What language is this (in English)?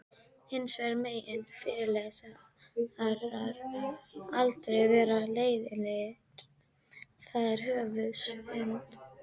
Icelandic